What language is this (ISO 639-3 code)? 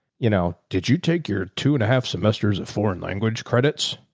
eng